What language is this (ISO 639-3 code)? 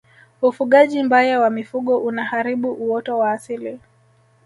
swa